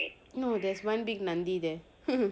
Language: English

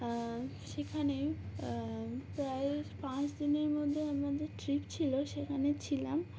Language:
Bangla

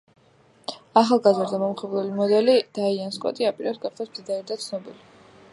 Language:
Georgian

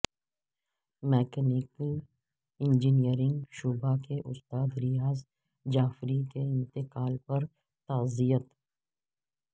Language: Urdu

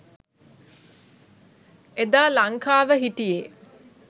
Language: Sinhala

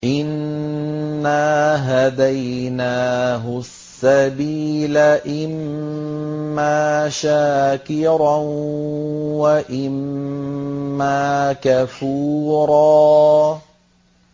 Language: Arabic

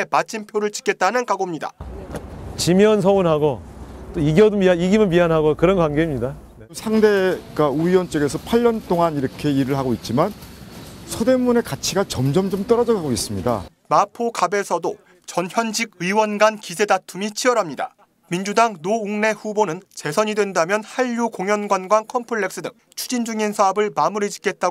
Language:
Korean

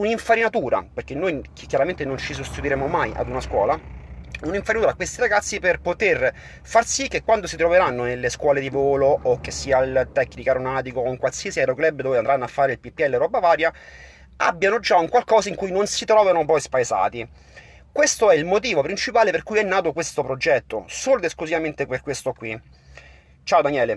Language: Italian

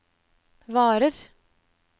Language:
Norwegian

